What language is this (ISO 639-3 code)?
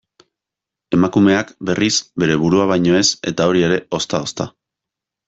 eus